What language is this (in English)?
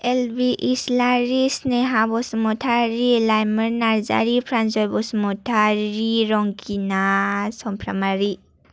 Bodo